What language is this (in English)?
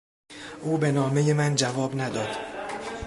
Persian